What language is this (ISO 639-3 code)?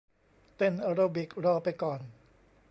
tha